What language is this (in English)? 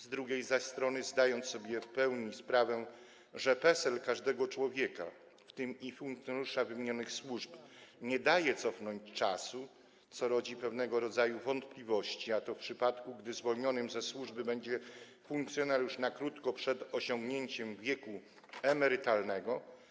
Polish